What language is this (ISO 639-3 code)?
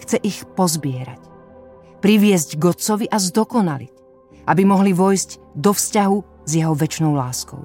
slk